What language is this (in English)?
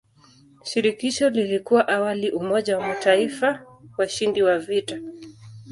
Swahili